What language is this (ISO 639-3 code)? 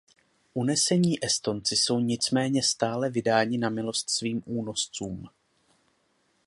ces